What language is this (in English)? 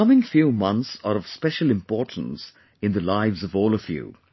English